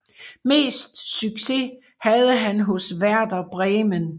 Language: Danish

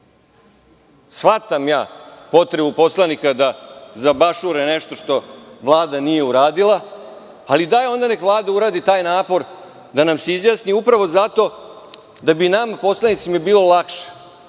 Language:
Serbian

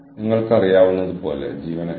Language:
Malayalam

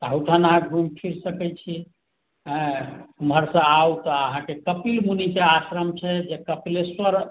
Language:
Maithili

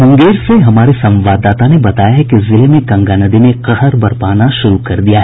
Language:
Hindi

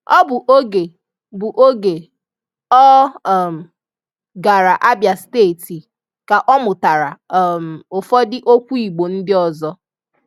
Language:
Igbo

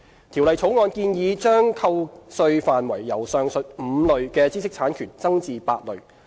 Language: Cantonese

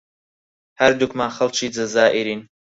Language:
Central Kurdish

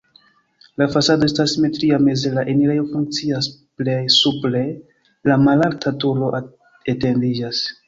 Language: Esperanto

